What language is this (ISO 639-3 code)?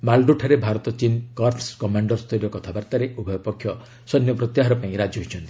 ori